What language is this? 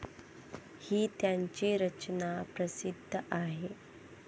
Marathi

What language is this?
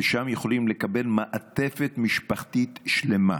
Hebrew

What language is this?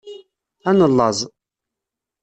Kabyle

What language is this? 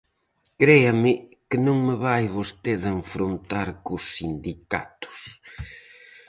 Galician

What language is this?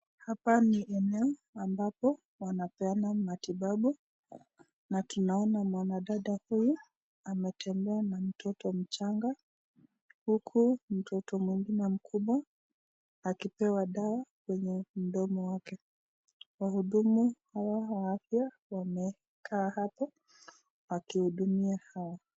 Swahili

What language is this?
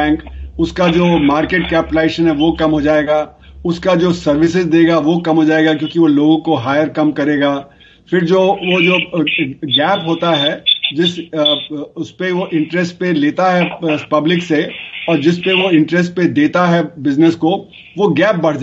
Hindi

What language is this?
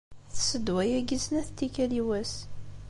Kabyle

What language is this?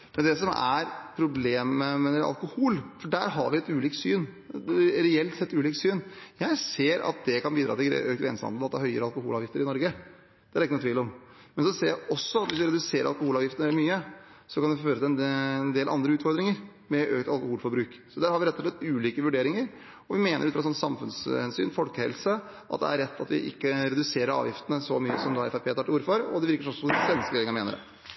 Norwegian Bokmål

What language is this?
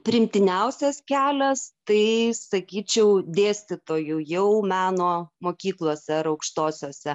Lithuanian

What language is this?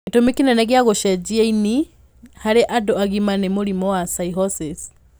Kikuyu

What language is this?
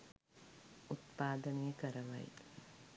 Sinhala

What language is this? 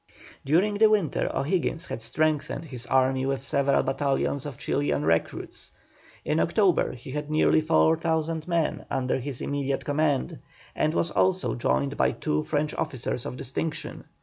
English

